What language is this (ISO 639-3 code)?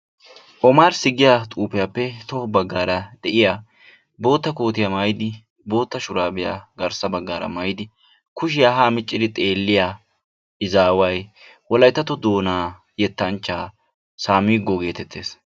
wal